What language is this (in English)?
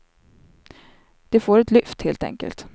Swedish